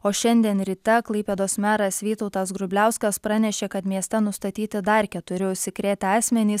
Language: Lithuanian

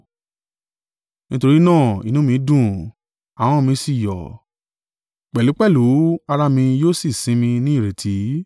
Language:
Yoruba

